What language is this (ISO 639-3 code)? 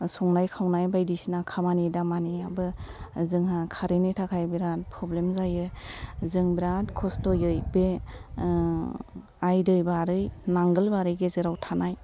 brx